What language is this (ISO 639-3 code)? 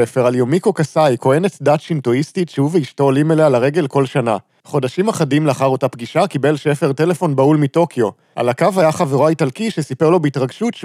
heb